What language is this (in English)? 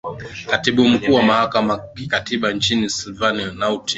Swahili